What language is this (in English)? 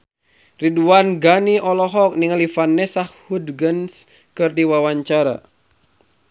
Sundanese